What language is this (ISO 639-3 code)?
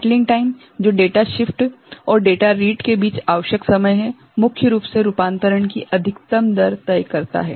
hin